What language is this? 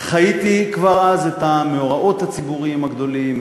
Hebrew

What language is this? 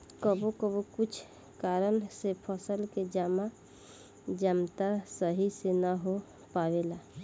Bhojpuri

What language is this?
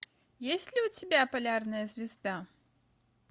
Russian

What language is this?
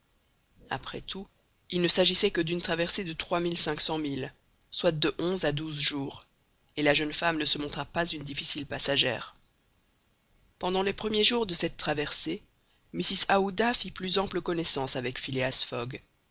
French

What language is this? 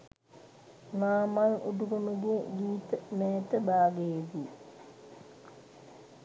Sinhala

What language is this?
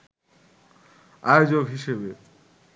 Bangla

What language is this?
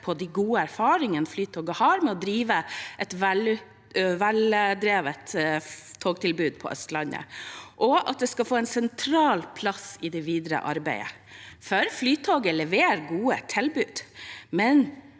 Norwegian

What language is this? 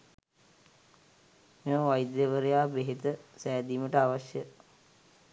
Sinhala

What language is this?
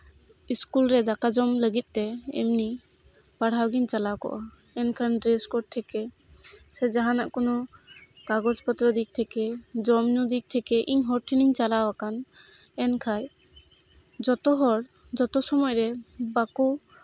Santali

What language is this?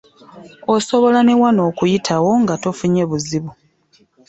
Ganda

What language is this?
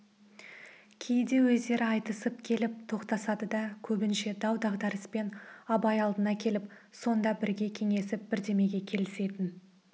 Kazakh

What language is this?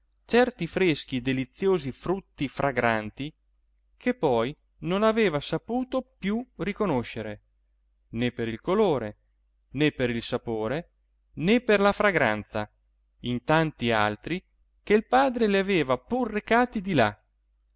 Italian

